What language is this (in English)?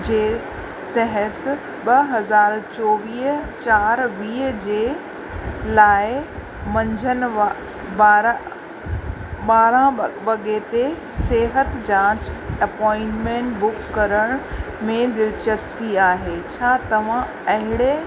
Sindhi